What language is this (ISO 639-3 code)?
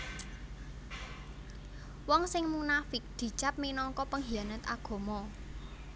jav